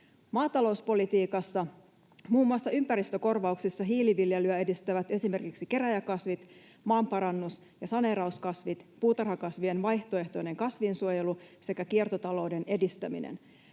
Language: Finnish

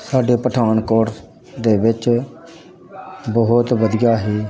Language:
Punjabi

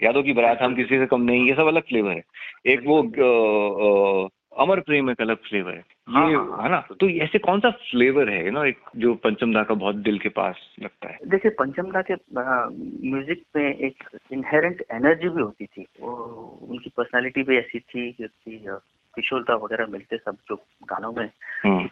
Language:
Hindi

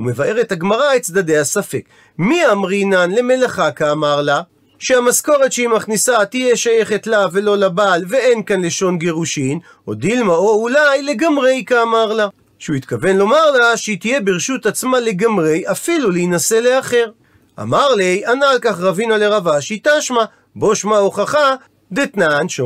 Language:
Hebrew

